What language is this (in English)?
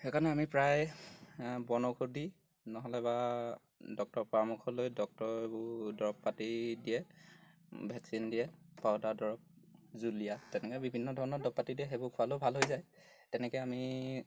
Assamese